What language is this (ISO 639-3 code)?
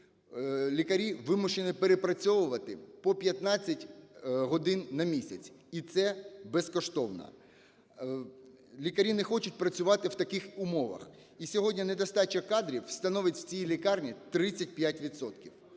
ukr